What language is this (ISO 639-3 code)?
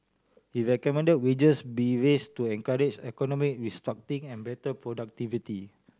eng